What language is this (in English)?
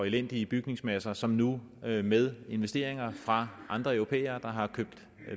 Danish